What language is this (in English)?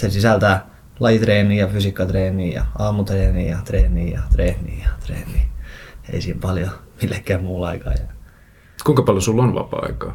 Finnish